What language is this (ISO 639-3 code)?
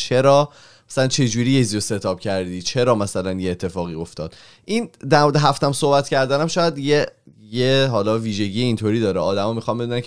fas